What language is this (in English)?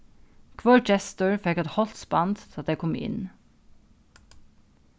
Faroese